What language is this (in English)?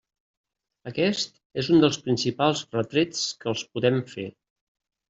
Catalan